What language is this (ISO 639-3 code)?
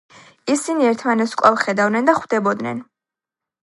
kat